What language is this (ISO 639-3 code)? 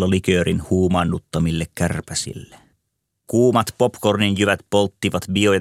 fin